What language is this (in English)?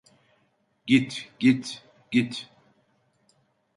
Turkish